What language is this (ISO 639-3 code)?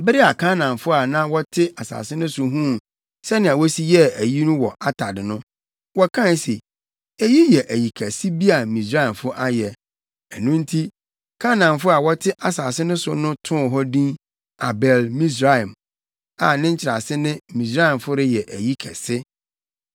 aka